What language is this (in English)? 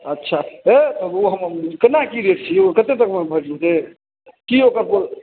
Maithili